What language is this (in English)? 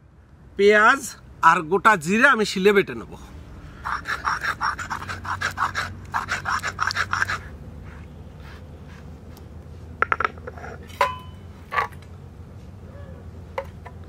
Arabic